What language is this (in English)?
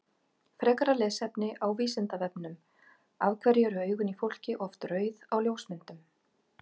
Icelandic